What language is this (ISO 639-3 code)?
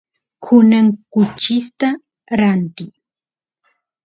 qus